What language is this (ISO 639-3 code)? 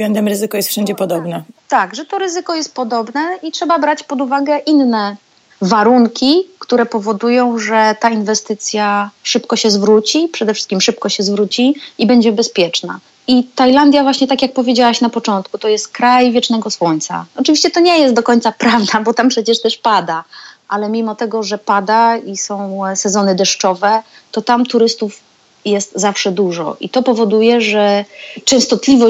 pol